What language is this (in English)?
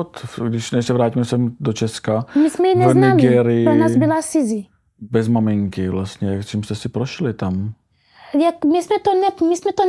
Czech